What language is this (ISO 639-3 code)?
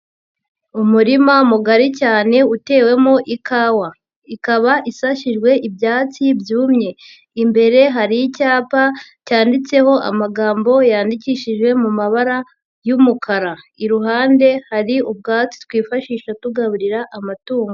kin